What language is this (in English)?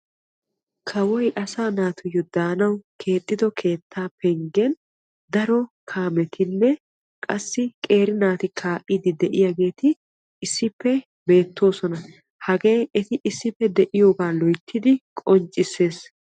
Wolaytta